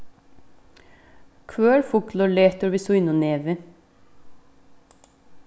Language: Faroese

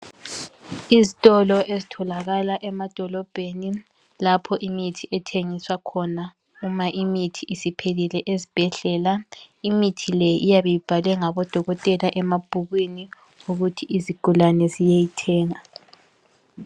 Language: North Ndebele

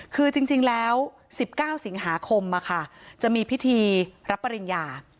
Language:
Thai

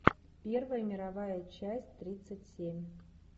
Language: Russian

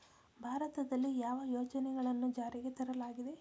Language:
Kannada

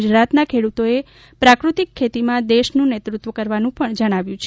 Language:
Gujarati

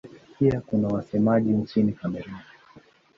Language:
Swahili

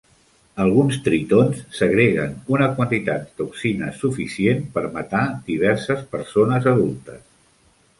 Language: Catalan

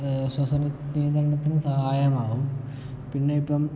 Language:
Malayalam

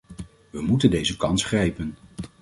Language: Dutch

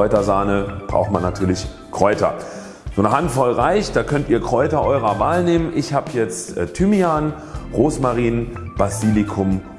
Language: German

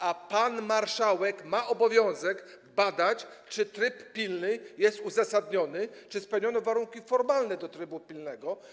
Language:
Polish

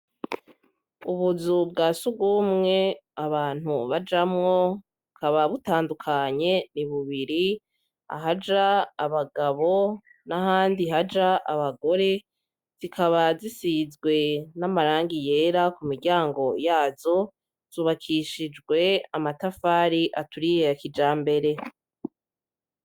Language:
Rundi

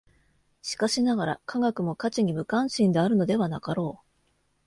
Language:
Japanese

